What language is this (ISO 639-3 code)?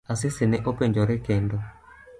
luo